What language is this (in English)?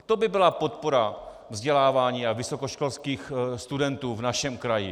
Czech